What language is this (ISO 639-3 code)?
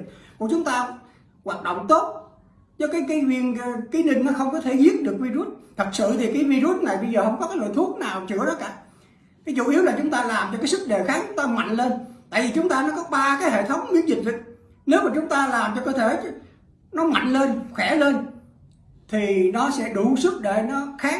vie